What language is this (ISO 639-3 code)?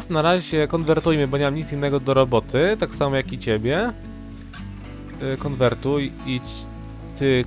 pol